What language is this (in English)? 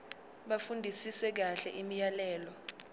Zulu